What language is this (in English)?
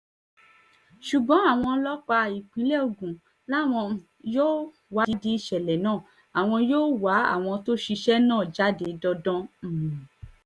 Yoruba